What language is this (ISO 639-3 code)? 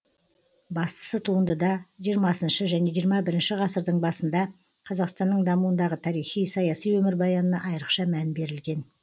kaz